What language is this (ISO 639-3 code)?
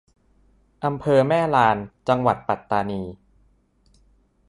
tha